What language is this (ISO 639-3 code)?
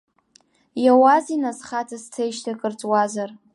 abk